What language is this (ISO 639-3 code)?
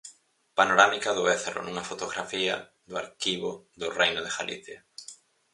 glg